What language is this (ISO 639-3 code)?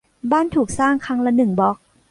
tha